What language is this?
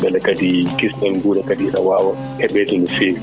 Fula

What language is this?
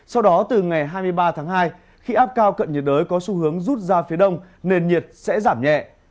Vietnamese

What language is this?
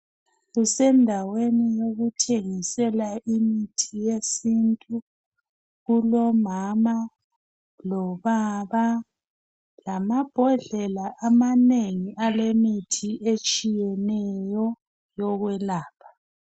North Ndebele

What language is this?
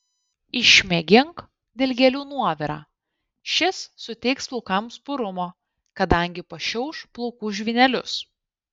Lithuanian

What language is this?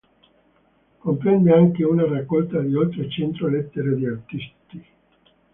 Italian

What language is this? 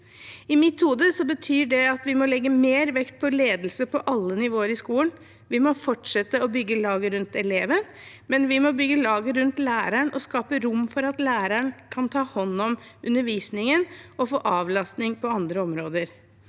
Norwegian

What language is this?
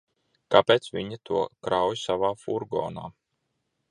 Latvian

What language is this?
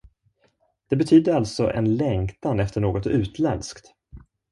Swedish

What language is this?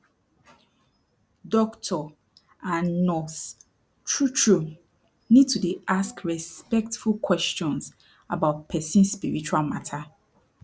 Nigerian Pidgin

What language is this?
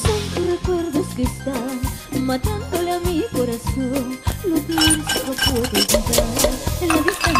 Spanish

